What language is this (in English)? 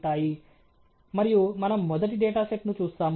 Telugu